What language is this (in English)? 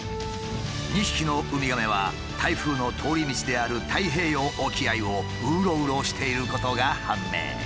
Japanese